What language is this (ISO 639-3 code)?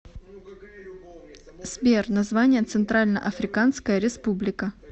rus